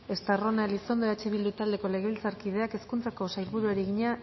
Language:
Basque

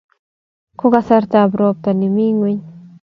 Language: Kalenjin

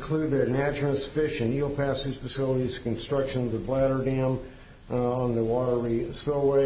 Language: English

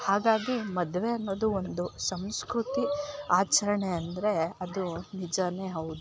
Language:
Kannada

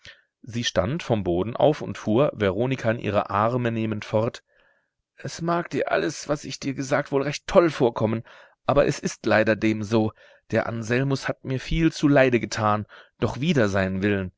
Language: German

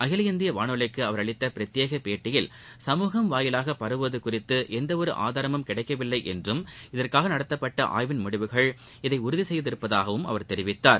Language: Tamil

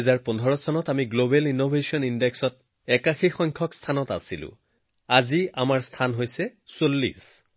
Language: Assamese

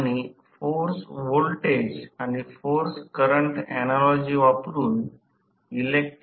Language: Marathi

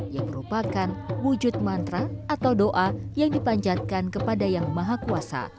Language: Indonesian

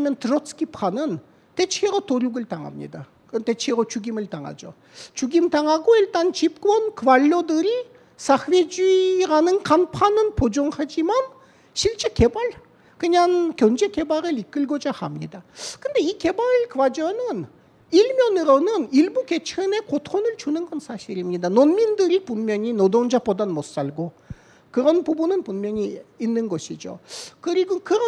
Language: Korean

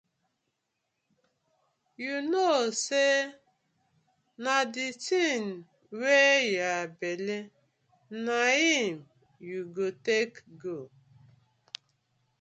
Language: Nigerian Pidgin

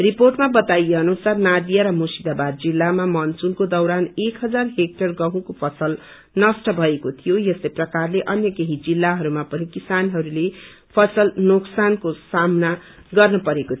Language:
Nepali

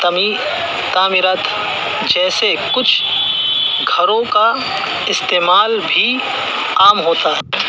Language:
Urdu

